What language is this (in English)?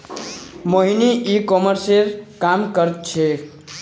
Magahi